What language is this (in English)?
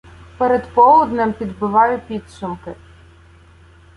Ukrainian